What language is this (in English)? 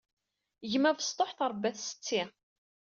Kabyle